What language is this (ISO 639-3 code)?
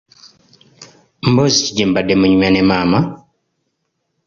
lug